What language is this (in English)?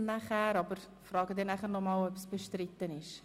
Swiss German